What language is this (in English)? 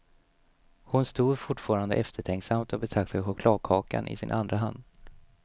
Swedish